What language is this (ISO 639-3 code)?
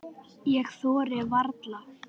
isl